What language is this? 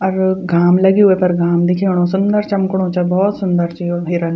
Garhwali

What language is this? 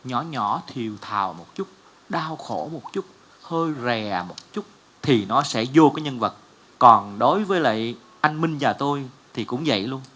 Vietnamese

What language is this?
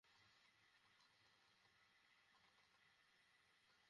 Bangla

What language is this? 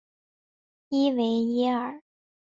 Chinese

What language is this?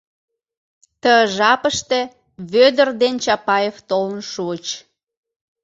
Mari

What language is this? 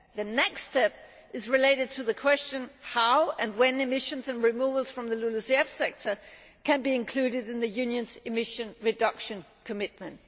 English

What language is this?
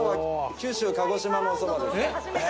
Japanese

